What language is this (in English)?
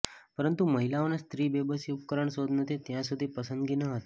Gujarati